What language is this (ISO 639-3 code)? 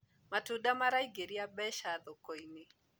kik